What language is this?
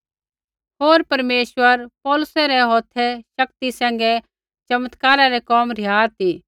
Kullu Pahari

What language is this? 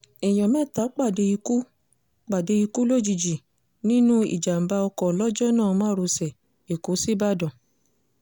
Yoruba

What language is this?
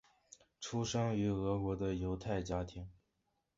Chinese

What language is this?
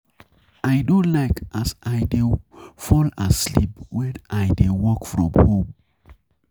Nigerian Pidgin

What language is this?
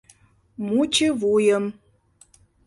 Mari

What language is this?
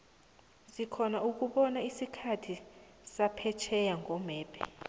South Ndebele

